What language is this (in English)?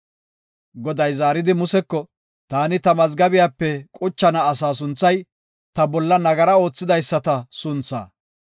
Gofa